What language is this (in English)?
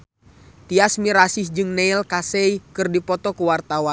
Sundanese